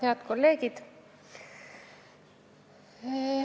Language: Estonian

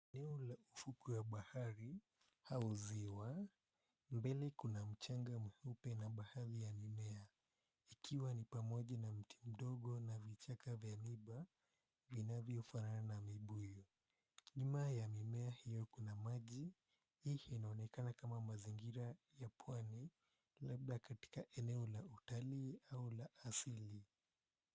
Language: Swahili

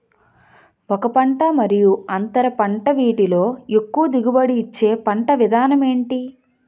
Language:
Telugu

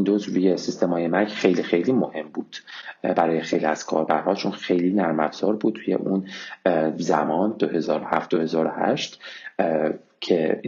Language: Persian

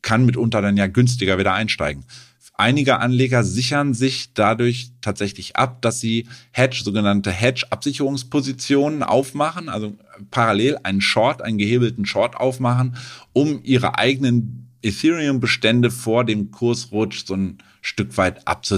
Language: German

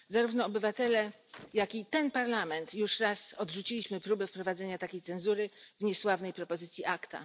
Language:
Polish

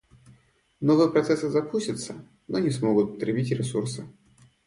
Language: Russian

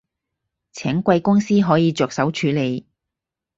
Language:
Cantonese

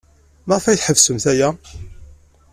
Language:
Kabyle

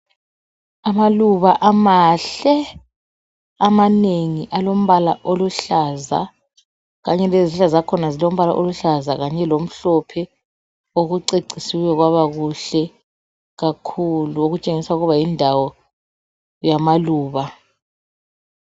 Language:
North Ndebele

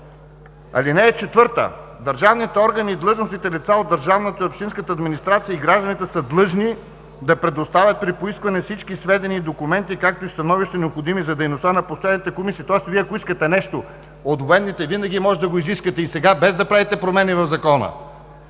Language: Bulgarian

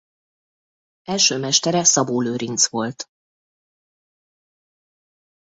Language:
Hungarian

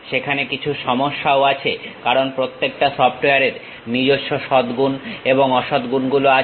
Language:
Bangla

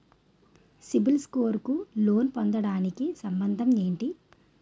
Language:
Telugu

